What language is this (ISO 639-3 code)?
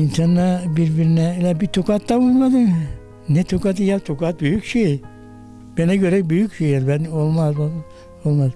tur